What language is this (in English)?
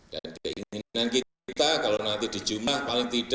Indonesian